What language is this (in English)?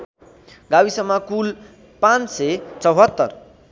Nepali